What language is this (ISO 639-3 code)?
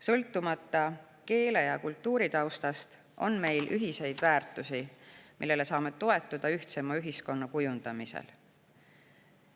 est